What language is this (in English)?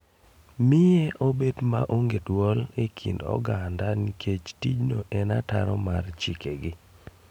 Luo (Kenya and Tanzania)